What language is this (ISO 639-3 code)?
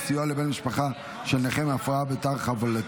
heb